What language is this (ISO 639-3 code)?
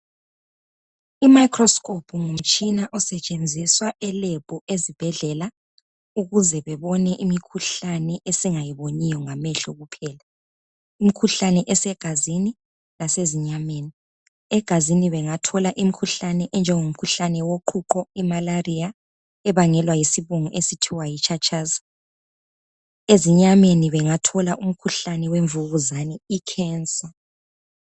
nde